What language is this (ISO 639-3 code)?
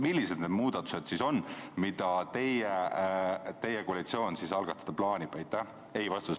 est